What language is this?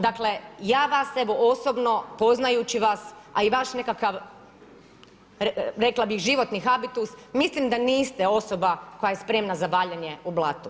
Croatian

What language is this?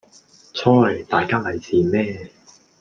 Cantonese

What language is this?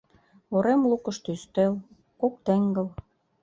Mari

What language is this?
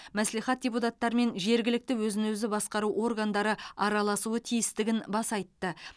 Kazakh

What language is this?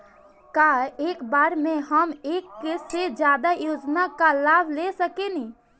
Bhojpuri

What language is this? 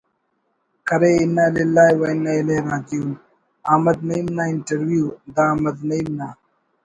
Brahui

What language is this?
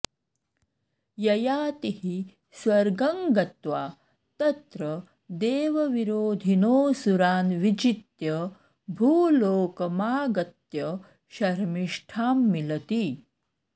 Sanskrit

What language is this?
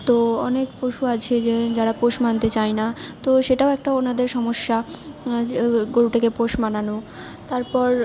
Bangla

